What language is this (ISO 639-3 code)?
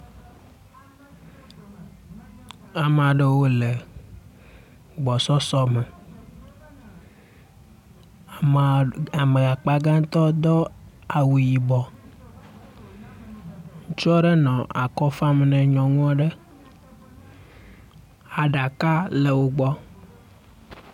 ewe